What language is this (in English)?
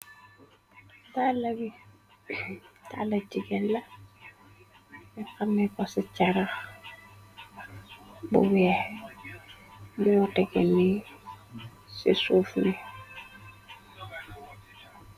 Wolof